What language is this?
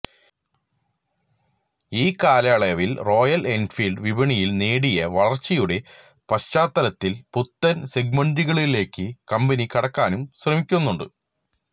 Malayalam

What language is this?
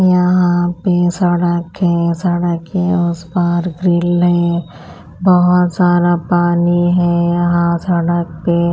Hindi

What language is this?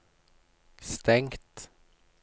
Norwegian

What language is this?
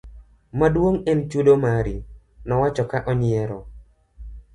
Luo (Kenya and Tanzania)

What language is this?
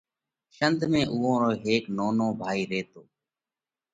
Parkari Koli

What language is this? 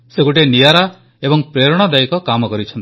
Odia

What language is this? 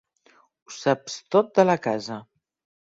Catalan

